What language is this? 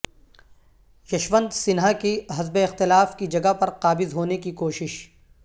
Urdu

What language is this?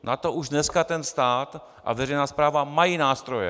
Czech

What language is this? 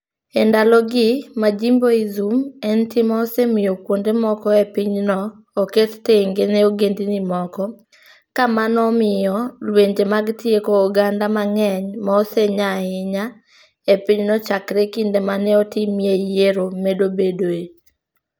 Luo (Kenya and Tanzania)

